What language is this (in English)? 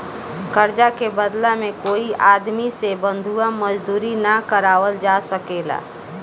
Bhojpuri